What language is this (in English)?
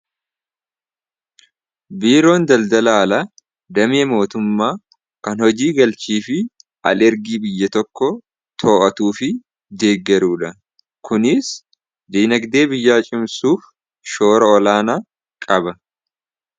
Oromo